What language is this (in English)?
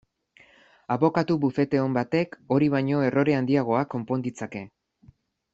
Basque